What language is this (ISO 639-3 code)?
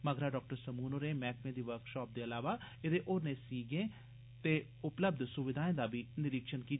doi